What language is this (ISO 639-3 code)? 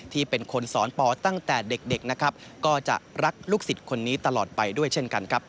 tha